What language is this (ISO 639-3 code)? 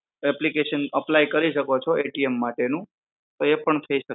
guj